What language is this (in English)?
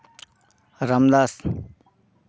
Santali